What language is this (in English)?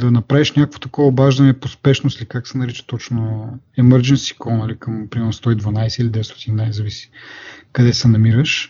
Bulgarian